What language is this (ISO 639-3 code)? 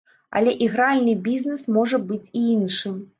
bel